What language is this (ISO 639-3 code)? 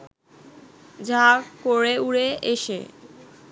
ben